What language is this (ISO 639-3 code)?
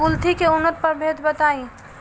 bho